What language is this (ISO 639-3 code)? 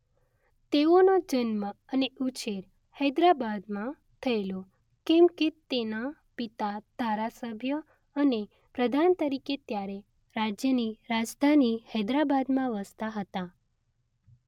guj